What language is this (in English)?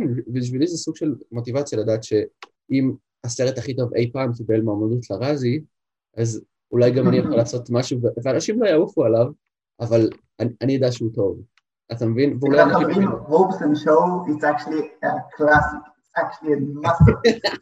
Hebrew